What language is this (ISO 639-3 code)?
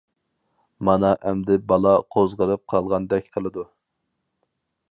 uig